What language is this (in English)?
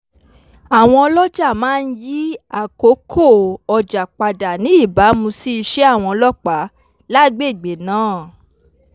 Yoruba